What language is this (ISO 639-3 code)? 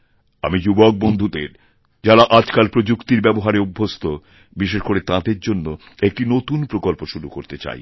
ben